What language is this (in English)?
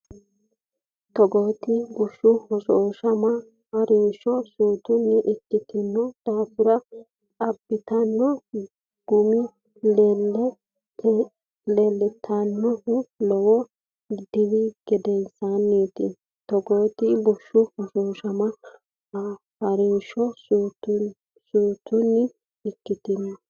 Sidamo